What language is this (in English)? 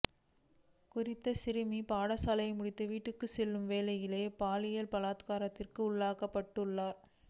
Tamil